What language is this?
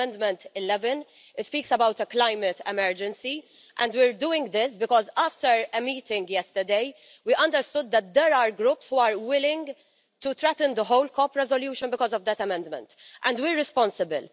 English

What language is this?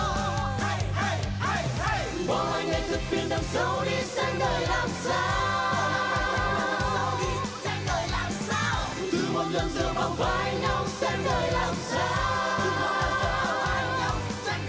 Vietnamese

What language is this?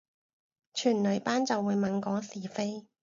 Cantonese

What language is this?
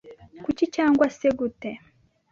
Kinyarwanda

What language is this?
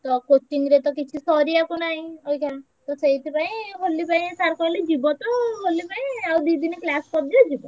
Odia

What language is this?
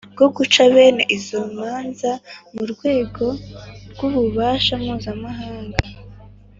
Kinyarwanda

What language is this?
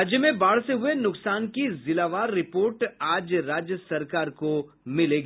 Hindi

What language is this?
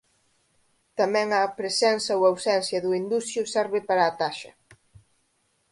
Galician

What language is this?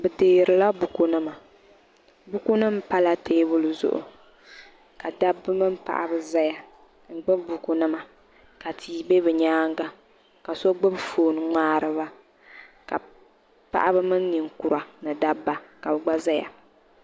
Dagbani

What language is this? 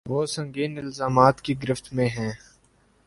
Urdu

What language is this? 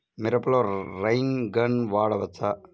Telugu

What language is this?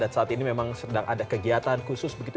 Indonesian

